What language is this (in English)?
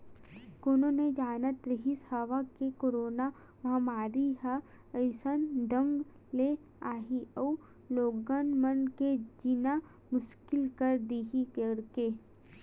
Chhattisgarhi